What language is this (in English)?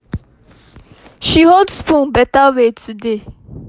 Nigerian Pidgin